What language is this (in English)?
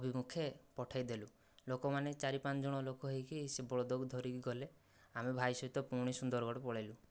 Odia